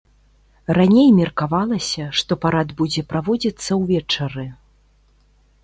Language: Belarusian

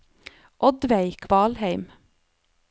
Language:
Norwegian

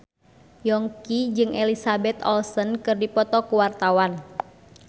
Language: Sundanese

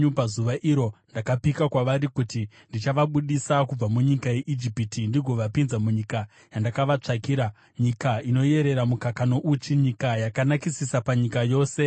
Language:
Shona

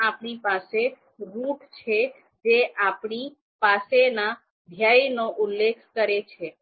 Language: Gujarati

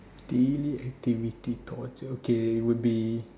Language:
English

